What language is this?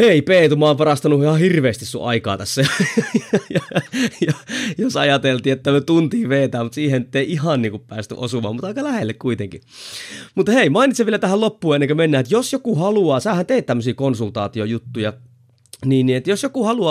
Finnish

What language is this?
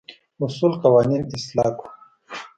Pashto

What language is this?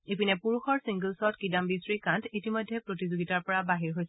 Assamese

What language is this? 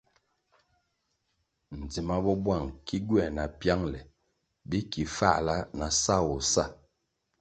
Kwasio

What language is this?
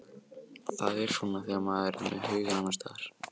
Icelandic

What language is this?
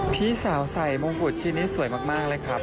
Thai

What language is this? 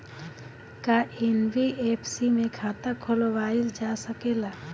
Bhojpuri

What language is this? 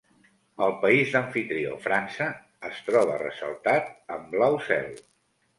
Catalan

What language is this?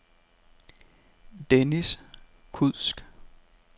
Danish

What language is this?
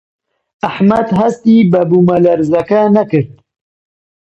Central Kurdish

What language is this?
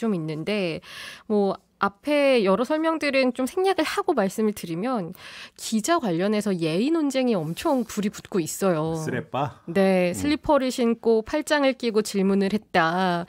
Korean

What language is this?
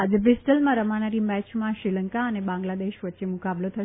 Gujarati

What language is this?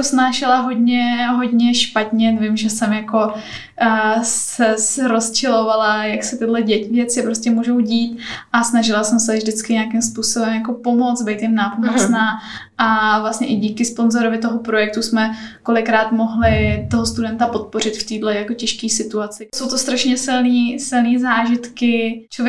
Czech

